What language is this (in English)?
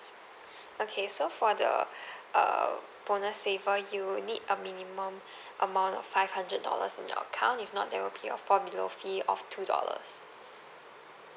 English